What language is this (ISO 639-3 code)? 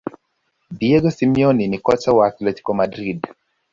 swa